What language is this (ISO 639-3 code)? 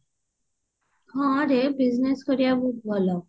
ori